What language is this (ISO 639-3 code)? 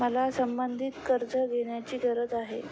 mar